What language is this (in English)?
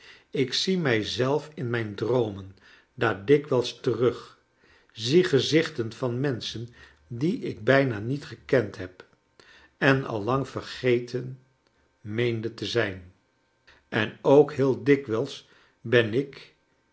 Dutch